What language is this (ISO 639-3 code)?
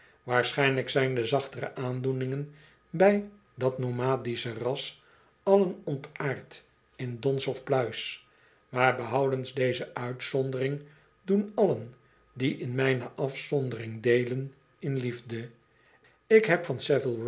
nld